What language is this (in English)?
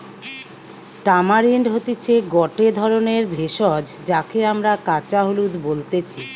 Bangla